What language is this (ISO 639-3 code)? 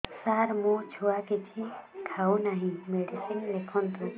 ori